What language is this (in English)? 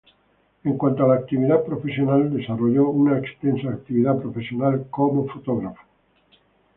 Spanish